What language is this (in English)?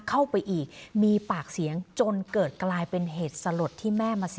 Thai